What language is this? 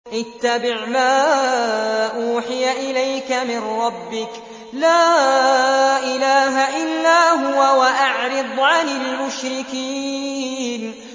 Arabic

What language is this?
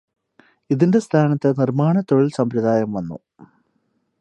Malayalam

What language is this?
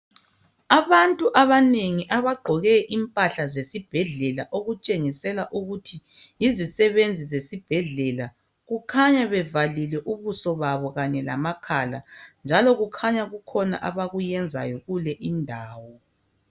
North Ndebele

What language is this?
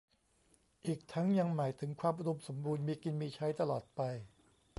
Thai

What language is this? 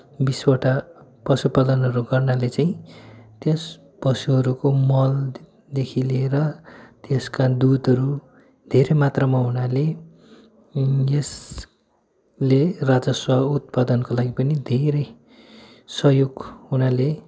Nepali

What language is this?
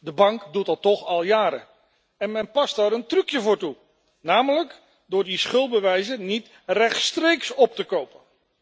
Dutch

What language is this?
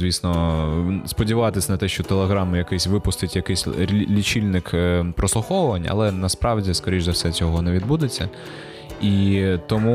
Ukrainian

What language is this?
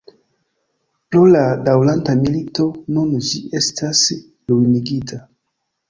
Esperanto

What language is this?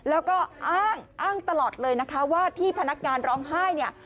Thai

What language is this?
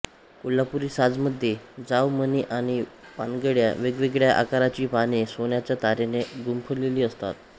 Marathi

